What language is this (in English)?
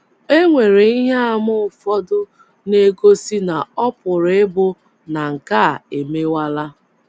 Igbo